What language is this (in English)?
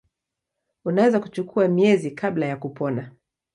Swahili